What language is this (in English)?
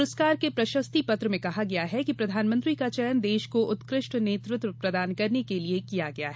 Hindi